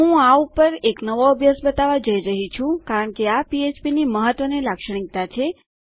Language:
Gujarati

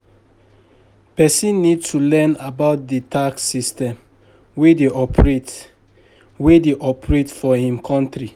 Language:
Nigerian Pidgin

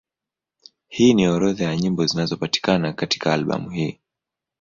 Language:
Swahili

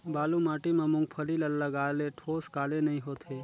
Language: Chhattisgarhi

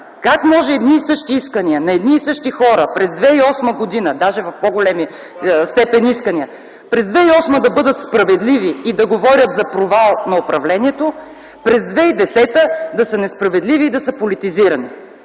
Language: Bulgarian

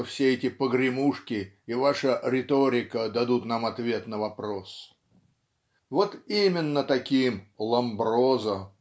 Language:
Russian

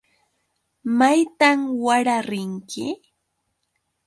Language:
Yauyos Quechua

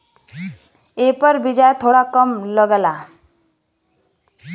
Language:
Bhojpuri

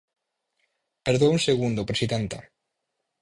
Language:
Galician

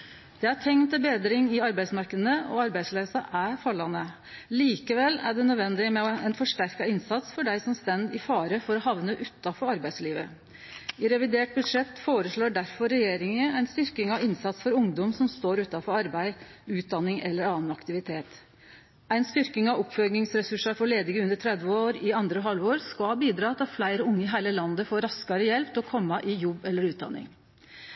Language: Norwegian Nynorsk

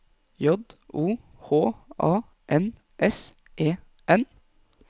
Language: Norwegian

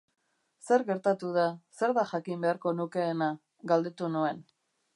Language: Basque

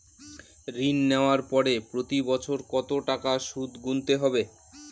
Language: Bangla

